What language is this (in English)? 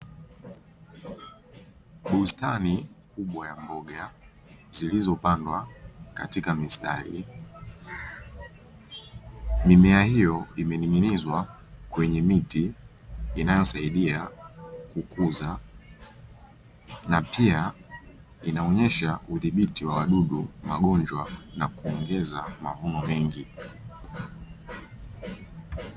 Swahili